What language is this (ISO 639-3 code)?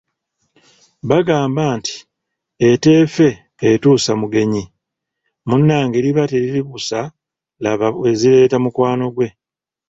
lug